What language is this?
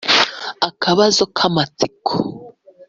Kinyarwanda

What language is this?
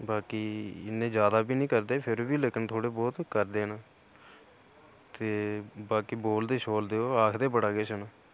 Dogri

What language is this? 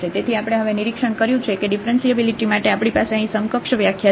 Gujarati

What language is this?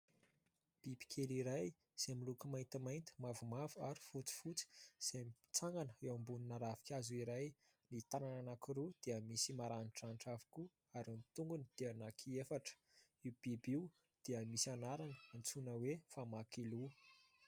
Malagasy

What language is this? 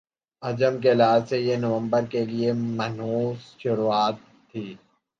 Urdu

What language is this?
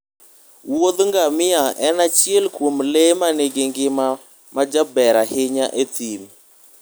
Luo (Kenya and Tanzania)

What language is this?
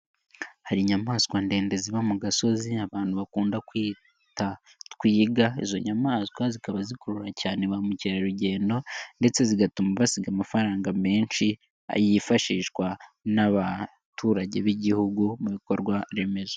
Kinyarwanda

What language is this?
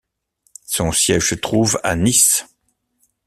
French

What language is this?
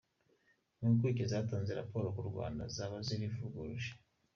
Kinyarwanda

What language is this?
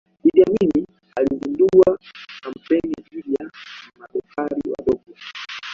Swahili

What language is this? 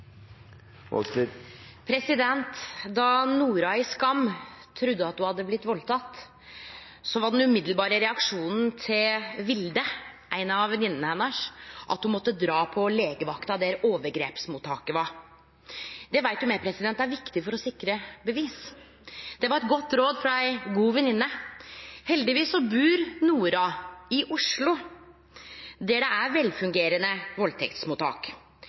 Norwegian Nynorsk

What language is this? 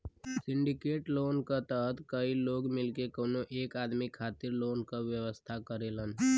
Bhojpuri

